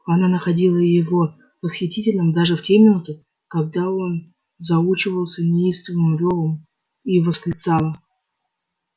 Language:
Russian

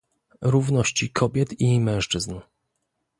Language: Polish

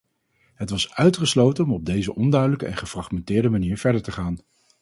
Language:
Dutch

